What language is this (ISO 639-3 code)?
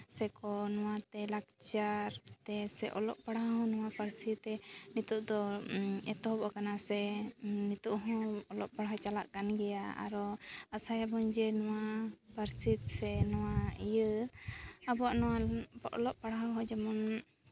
sat